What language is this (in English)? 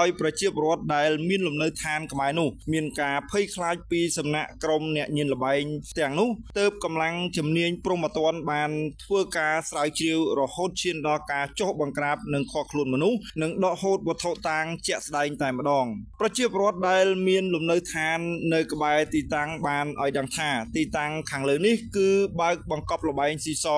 Thai